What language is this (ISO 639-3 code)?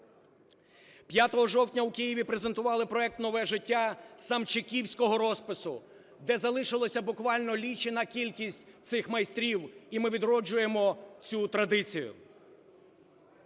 ukr